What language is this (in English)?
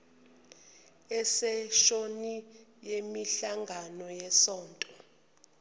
Zulu